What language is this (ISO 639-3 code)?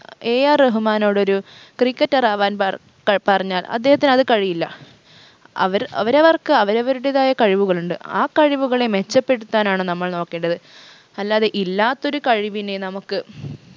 mal